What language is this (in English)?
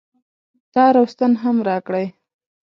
Pashto